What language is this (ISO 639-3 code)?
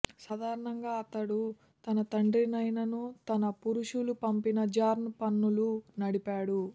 tel